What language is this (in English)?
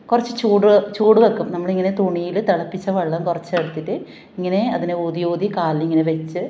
Malayalam